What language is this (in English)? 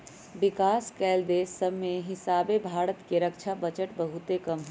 Magahi